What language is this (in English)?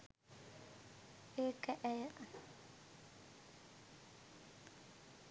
Sinhala